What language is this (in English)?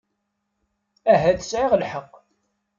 Kabyle